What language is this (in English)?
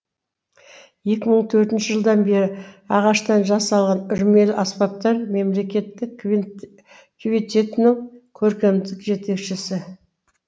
Kazakh